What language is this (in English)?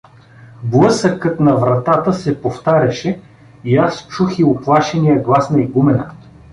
Bulgarian